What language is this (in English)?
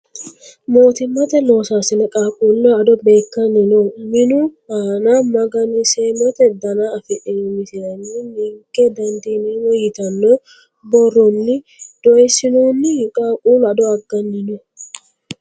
Sidamo